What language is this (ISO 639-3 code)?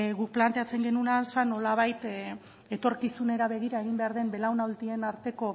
eus